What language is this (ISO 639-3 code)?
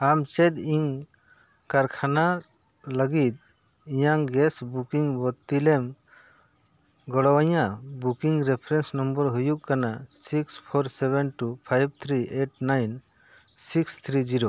sat